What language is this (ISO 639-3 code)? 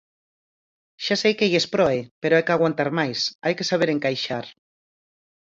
glg